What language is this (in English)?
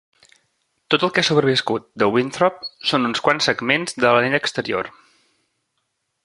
Catalan